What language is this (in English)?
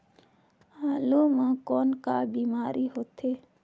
Chhattisgarhi